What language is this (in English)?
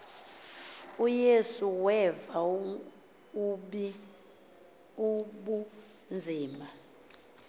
Xhosa